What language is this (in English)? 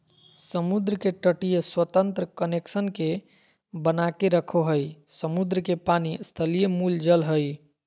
Magahi